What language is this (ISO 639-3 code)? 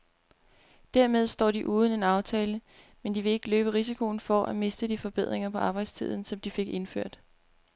dan